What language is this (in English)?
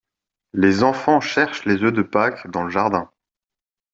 French